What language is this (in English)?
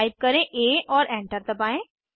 Hindi